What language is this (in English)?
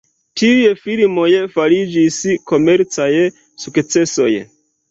Esperanto